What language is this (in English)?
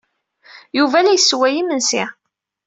Kabyle